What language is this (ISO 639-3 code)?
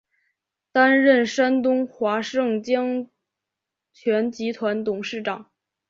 zho